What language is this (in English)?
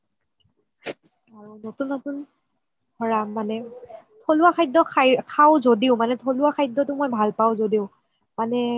Assamese